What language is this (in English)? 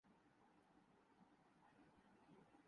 Urdu